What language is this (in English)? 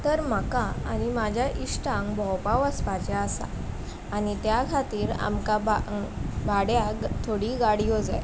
Konkani